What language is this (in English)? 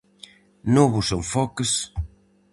Galician